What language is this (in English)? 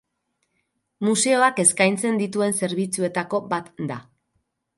Basque